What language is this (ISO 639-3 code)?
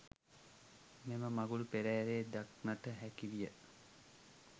sin